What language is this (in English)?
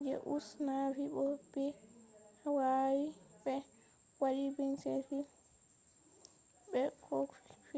Fula